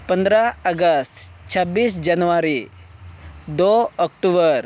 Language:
Santali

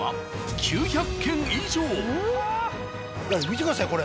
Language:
Japanese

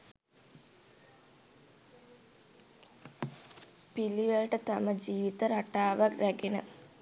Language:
Sinhala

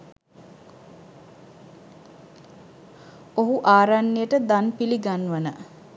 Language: Sinhala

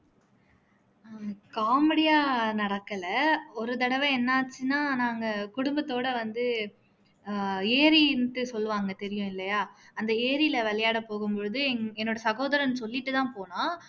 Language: Tamil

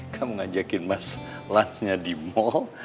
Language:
Indonesian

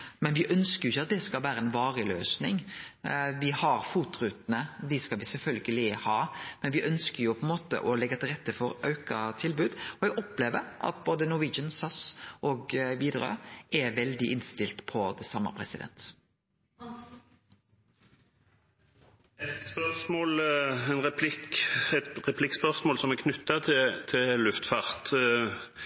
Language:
Norwegian Nynorsk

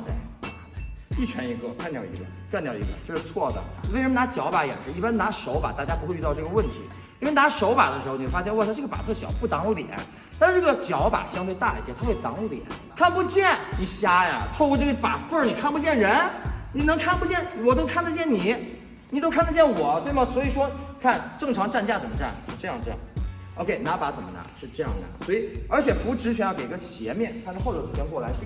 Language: Chinese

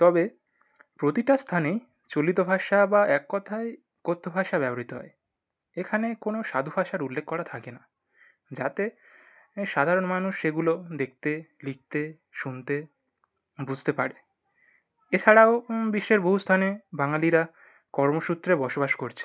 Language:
Bangla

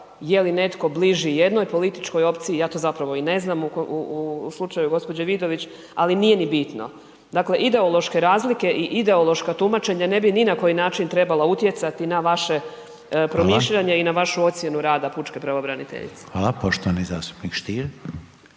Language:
Croatian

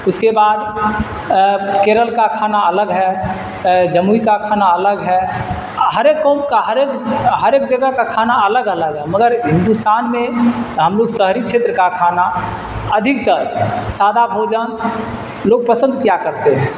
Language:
Urdu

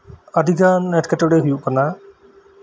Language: Santali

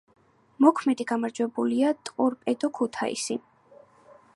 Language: Georgian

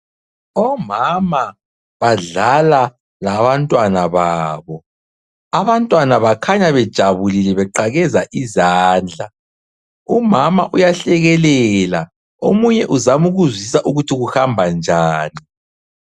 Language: North Ndebele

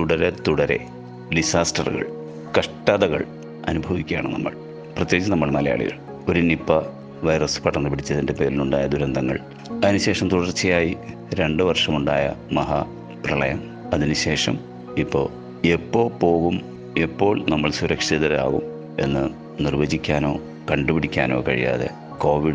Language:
Malayalam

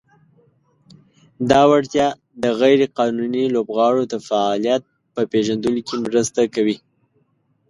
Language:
Pashto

